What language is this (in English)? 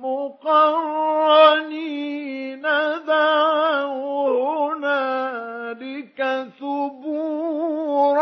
Arabic